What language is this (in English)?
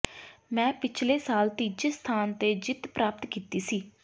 Punjabi